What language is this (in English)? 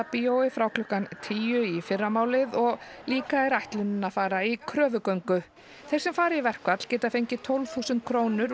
Icelandic